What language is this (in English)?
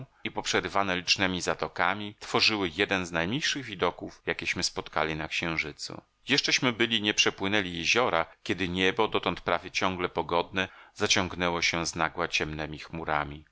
Polish